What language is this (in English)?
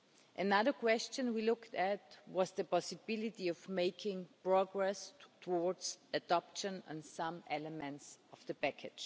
English